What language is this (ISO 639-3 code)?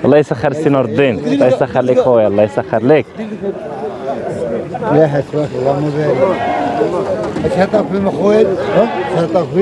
ara